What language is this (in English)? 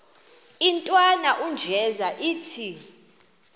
Xhosa